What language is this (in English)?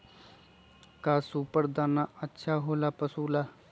Magahi